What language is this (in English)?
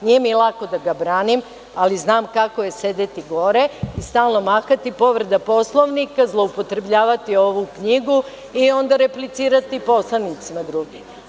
Serbian